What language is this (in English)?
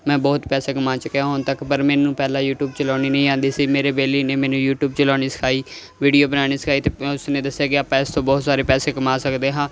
Punjabi